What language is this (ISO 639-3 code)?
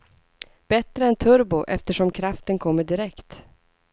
swe